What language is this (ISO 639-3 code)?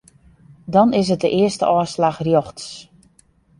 fry